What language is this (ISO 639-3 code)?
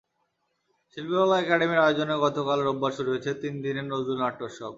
ben